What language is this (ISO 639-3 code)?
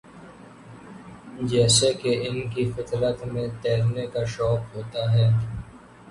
urd